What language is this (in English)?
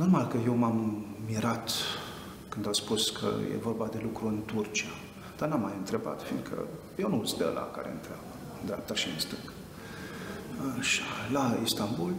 Romanian